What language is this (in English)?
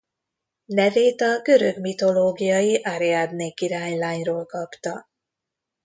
Hungarian